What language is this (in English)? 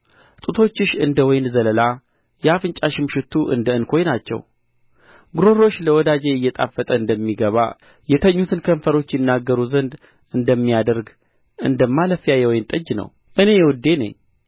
Amharic